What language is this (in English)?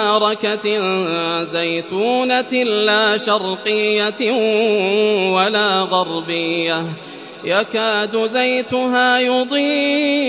Arabic